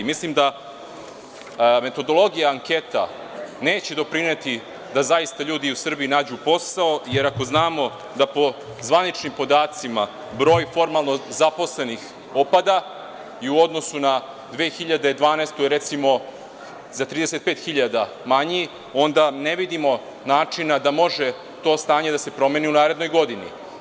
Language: Serbian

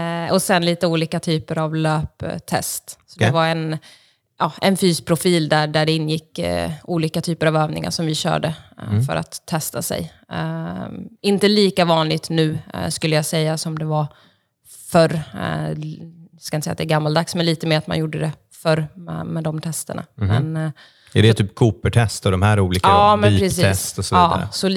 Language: Swedish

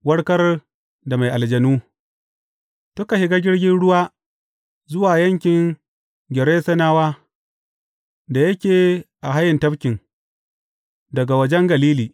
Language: Hausa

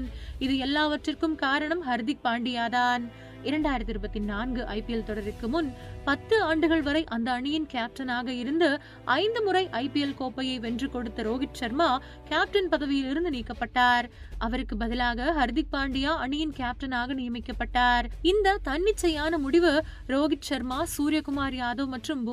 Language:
Tamil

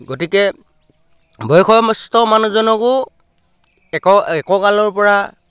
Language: Assamese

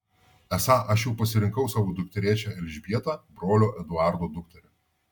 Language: Lithuanian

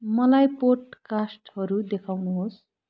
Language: Nepali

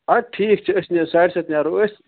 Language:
Kashmiri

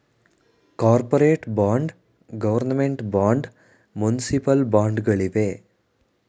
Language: Kannada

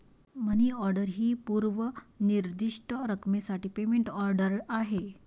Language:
Marathi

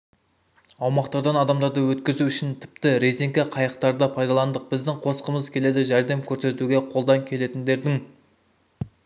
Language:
Kazakh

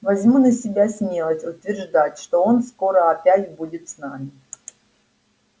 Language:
Russian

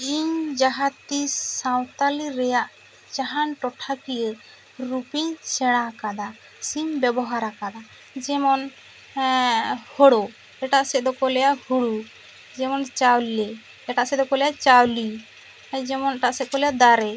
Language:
Santali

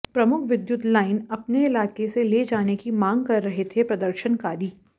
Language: Hindi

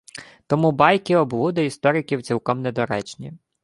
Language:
Ukrainian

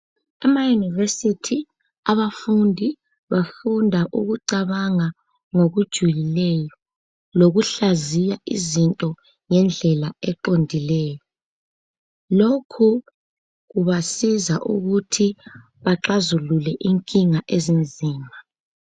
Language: North Ndebele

